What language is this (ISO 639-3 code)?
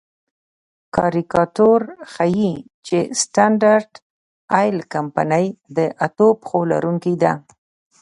pus